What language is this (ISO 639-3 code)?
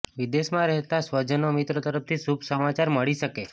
guj